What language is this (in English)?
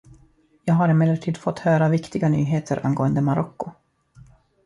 Swedish